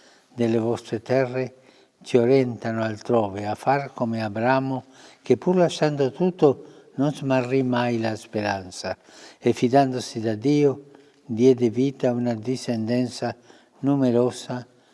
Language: Italian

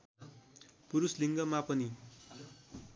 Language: Nepali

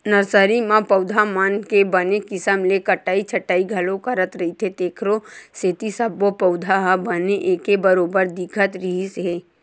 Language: Chhattisgarhi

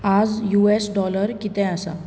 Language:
Konkani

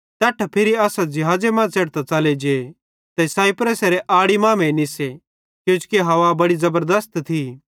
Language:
Bhadrawahi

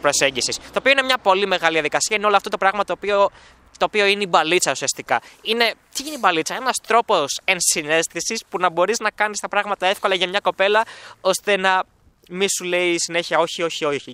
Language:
Greek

